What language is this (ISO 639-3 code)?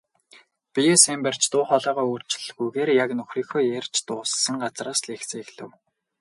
mon